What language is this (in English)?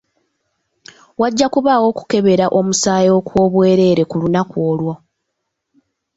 Ganda